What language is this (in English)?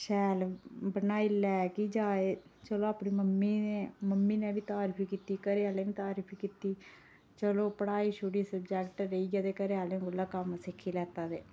Dogri